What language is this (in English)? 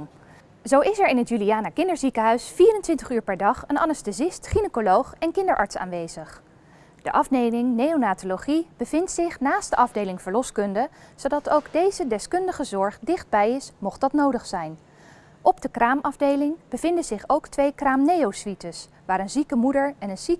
Dutch